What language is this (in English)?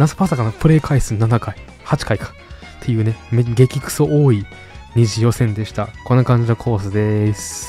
Japanese